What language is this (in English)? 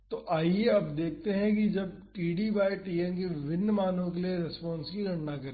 Hindi